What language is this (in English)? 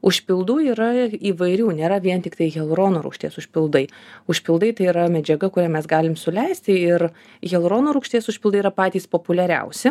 Lithuanian